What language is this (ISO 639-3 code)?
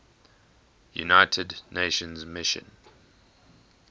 eng